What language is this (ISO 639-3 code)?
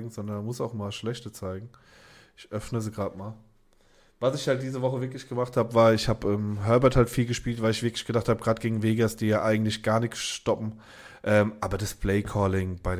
deu